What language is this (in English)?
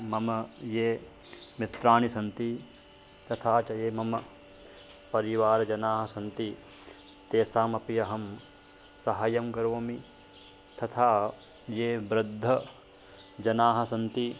Sanskrit